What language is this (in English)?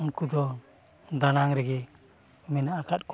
Santali